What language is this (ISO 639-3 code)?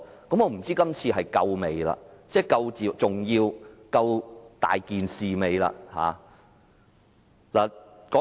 yue